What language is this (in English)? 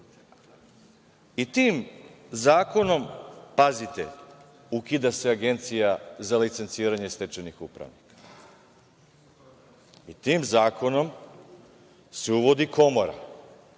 Serbian